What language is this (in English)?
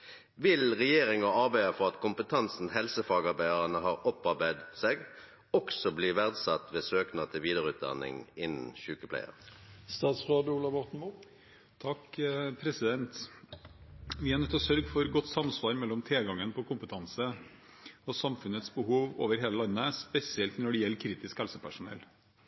Norwegian